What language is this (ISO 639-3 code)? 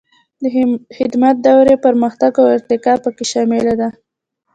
pus